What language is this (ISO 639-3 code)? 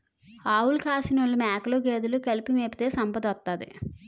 tel